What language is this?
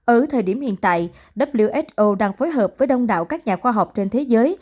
Vietnamese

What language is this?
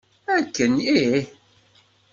Kabyle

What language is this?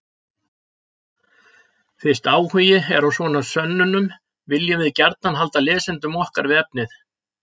Icelandic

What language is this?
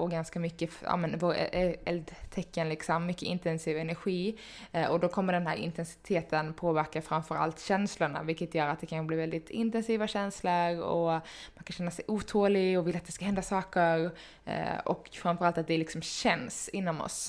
Swedish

